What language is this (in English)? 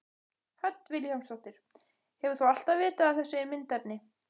Icelandic